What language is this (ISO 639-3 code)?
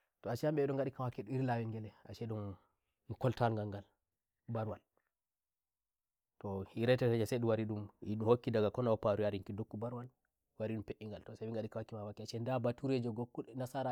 fuv